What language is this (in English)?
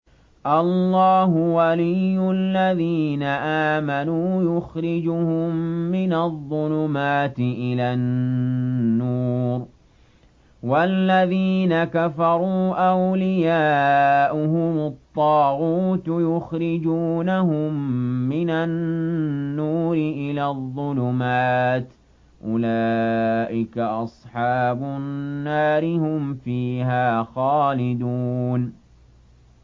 Arabic